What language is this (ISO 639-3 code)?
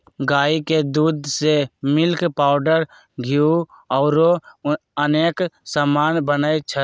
mag